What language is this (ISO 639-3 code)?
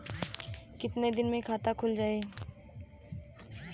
bho